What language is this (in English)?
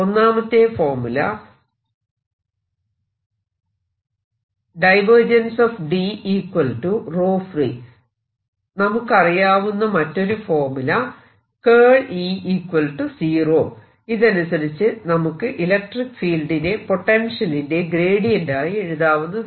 Malayalam